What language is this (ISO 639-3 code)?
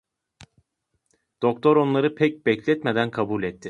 tur